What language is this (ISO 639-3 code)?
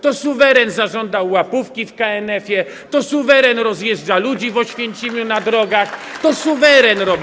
pol